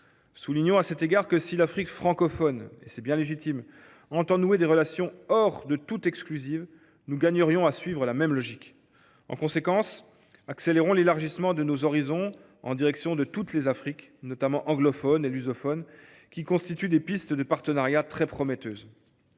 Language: French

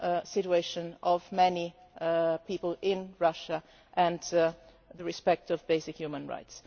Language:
English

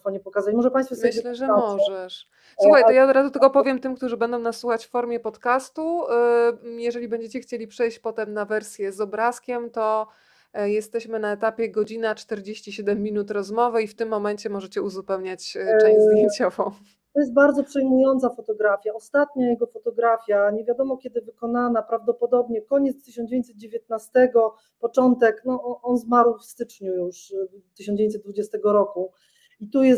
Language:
Polish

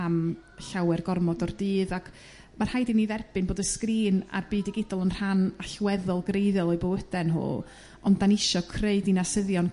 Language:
Welsh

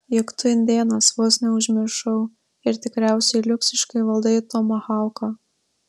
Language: Lithuanian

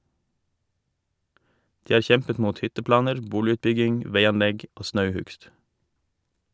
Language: Norwegian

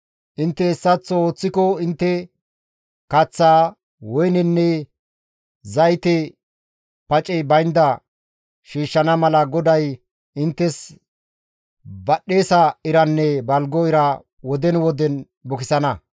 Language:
Gamo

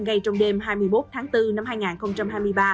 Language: Vietnamese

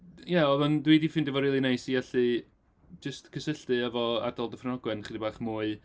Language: Welsh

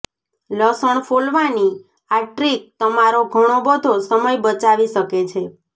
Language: Gujarati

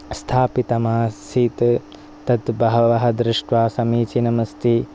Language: Sanskrit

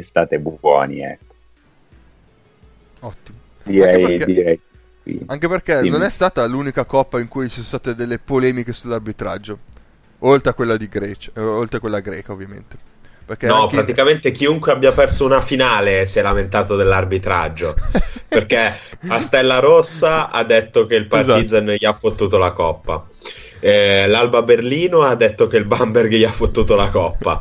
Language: Italian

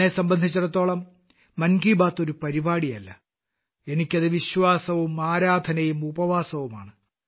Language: Malayalam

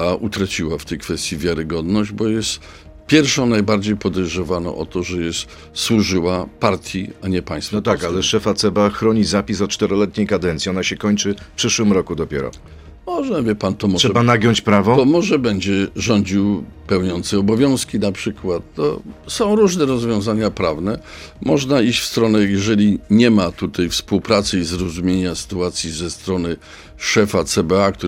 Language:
Polish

